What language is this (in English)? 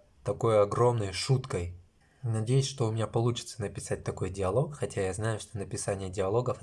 Russian